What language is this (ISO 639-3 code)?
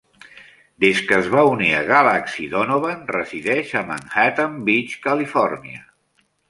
cat